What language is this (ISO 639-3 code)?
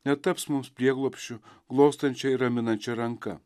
lit